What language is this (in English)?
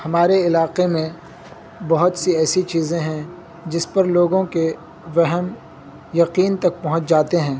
Urdu